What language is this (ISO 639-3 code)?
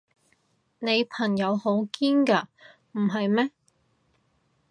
yue